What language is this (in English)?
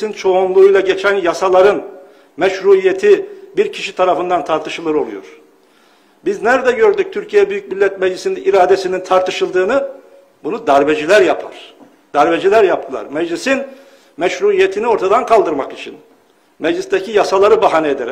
Turkish